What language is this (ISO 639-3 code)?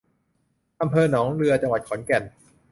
tha